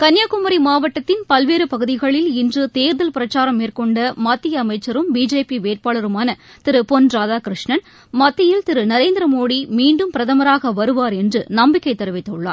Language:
Tamil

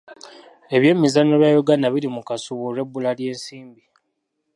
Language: Ganda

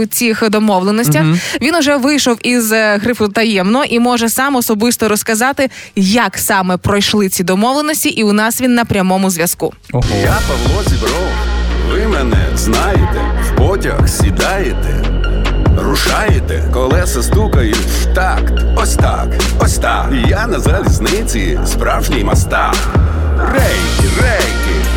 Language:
Ukrainian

